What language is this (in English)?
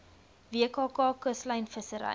Afrikaans